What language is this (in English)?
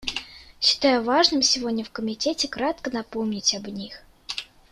Russian